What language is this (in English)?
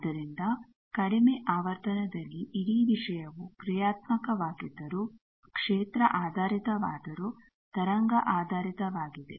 Kannada